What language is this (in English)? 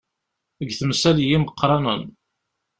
Kabyle